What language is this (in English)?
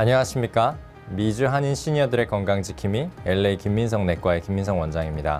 Korean